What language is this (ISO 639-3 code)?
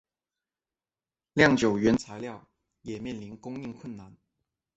zho